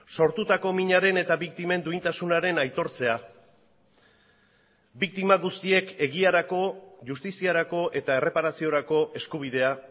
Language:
Basque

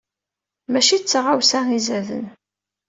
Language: Kabyle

